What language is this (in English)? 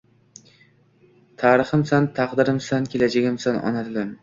Uzbek